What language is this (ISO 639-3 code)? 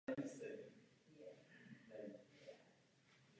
ces